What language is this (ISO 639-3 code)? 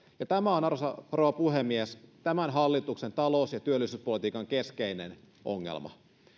fin